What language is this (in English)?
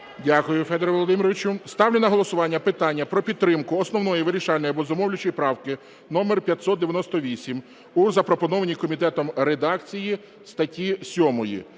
Ukrainian